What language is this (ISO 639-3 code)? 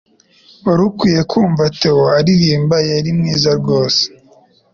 kin